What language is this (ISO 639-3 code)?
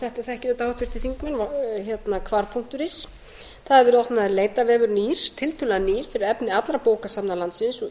isl